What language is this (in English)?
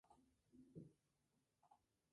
Spanish